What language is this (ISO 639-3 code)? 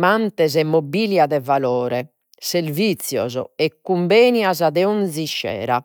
srd